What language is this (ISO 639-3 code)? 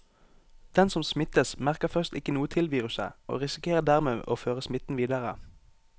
nor